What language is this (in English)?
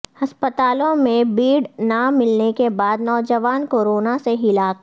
Urdu